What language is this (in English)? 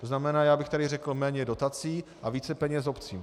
Czech